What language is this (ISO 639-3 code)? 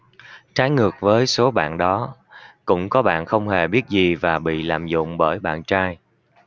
vie